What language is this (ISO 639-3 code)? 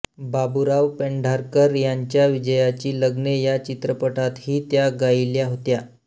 mar